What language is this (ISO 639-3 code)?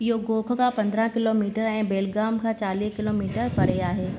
snd